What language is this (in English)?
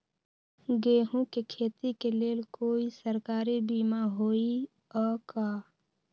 Magahi